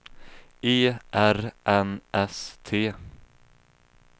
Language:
Swedish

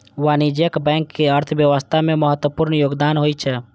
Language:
Maithili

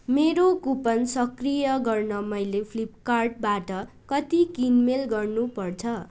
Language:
Nepali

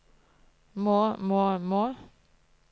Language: Norwegian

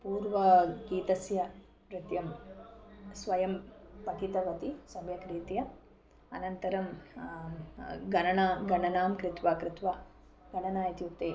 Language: Sanskrit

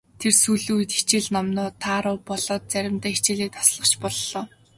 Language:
Mongolian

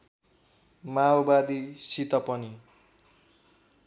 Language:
Nepali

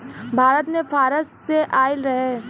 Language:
Bhojpuri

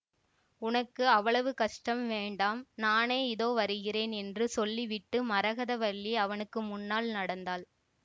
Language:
Tamil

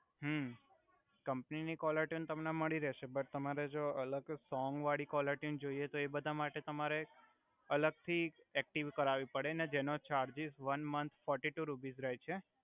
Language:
Gujarati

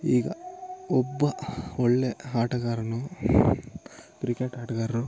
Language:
Kannada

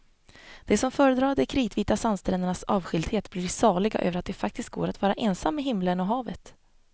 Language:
Swedish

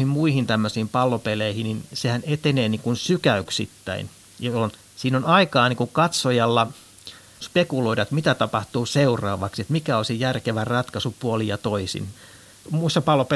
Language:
Finnish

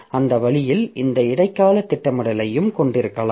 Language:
Tamil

